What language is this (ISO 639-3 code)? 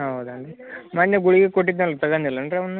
kan